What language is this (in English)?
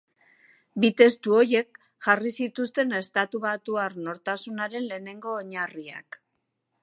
Basque